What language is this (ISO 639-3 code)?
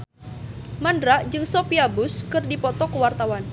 sun